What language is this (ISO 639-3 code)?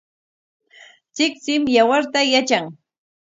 qwa